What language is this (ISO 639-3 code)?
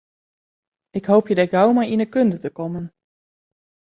fry